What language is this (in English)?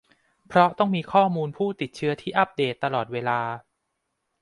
Thai